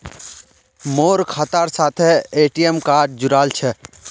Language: Magahi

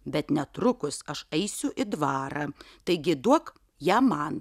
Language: Lithuanian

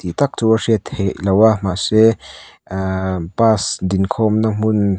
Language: Mizo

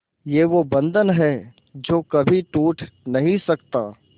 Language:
Hindi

